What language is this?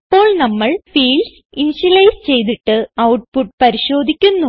Malayalam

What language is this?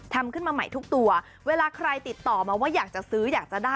Thai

